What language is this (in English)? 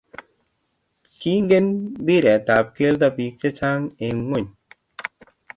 Kalenjin